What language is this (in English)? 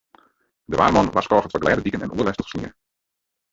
Western Frisian